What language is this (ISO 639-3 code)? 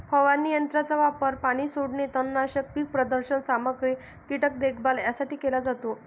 mar